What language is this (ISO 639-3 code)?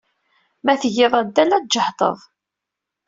kab